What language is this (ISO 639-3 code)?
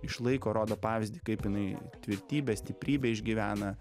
lit